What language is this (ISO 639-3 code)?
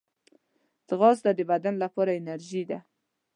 pus